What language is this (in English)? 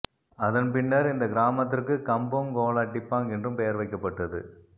Tamil